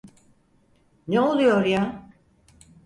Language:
Turkish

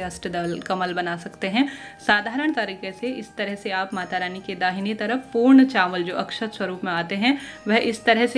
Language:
Hindi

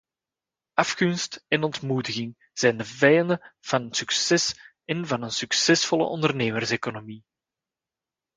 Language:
Dutch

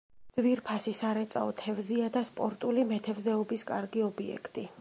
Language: Georgian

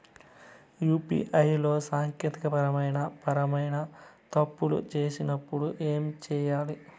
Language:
Telugu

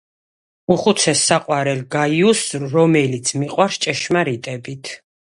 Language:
Georgian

